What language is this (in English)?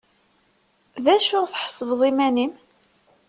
Kabyle